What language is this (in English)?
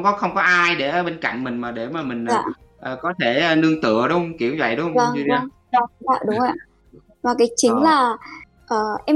Vietnamese